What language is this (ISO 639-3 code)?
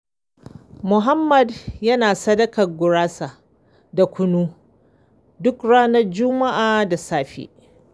hau